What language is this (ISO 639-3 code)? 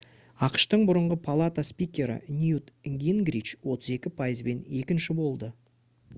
kaz